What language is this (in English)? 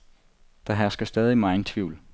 Danish